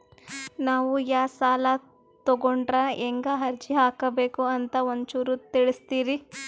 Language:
Kannada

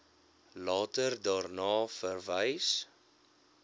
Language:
Afrikaans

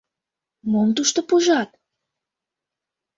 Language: Mari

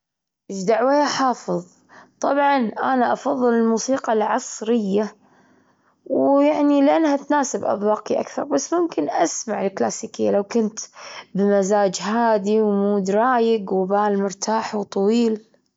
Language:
Gulf Arabic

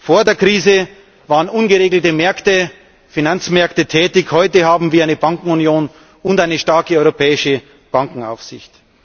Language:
German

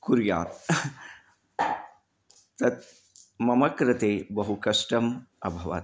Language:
Sanskrit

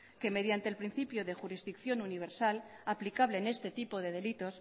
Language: Spanish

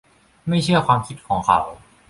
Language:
Thai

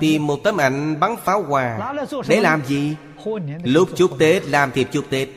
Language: Vietnamese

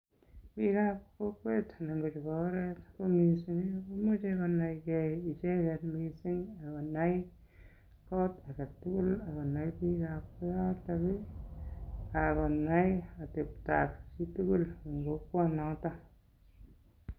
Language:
Kalenjin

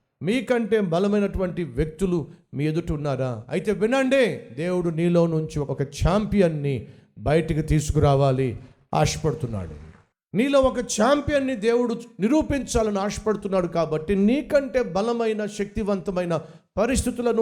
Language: Telugu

